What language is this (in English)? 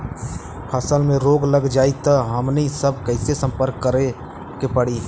Bhojpuri